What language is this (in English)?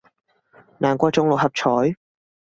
Cantonese